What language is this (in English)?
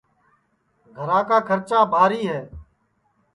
Sansi